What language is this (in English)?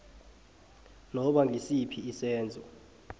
South Ndebele